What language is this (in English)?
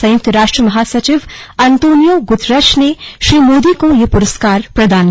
Hindi